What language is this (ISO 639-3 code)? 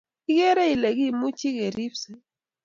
kln